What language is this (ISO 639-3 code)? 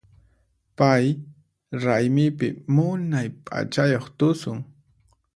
qxp